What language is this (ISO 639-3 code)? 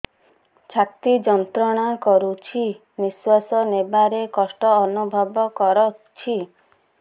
ori